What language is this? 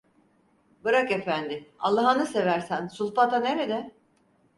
Turkish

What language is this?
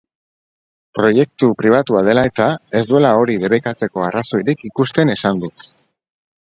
Basque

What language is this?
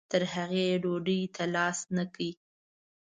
Pashto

